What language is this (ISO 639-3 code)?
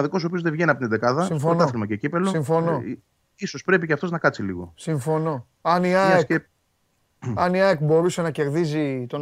ell